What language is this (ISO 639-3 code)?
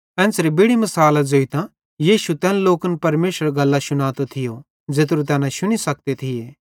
bhd